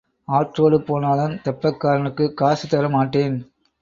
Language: Tamil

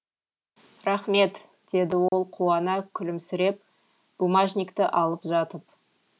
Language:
Kazakh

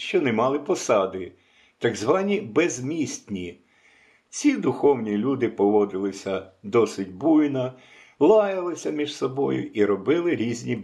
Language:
Ukrainian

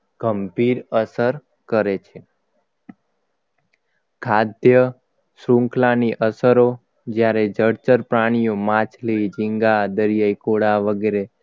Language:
Gujarati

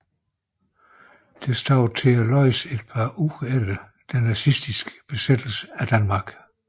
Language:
Danish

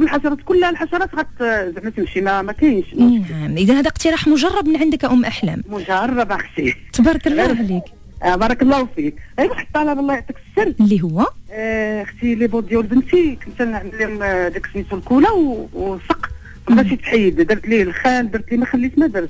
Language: Arabic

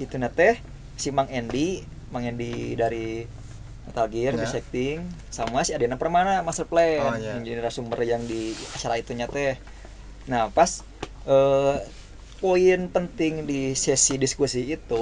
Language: Indonesian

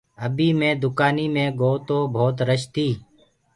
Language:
Gurgula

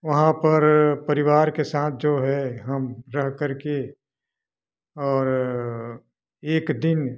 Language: Hindi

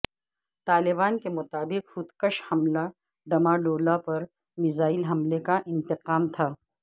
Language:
Urdu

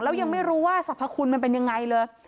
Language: Thai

